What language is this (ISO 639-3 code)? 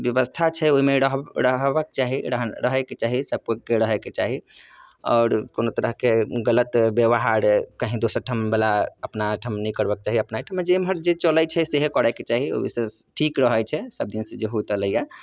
mai